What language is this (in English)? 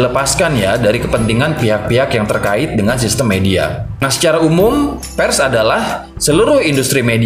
Indonesian